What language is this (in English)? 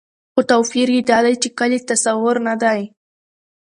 Pashto